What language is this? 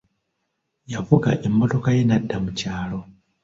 Ganda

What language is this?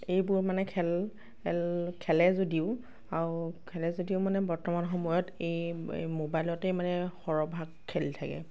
Assamese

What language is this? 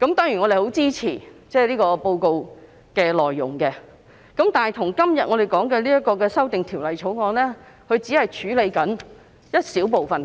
Cantonese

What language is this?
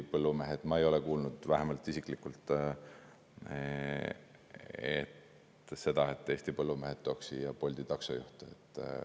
Estonian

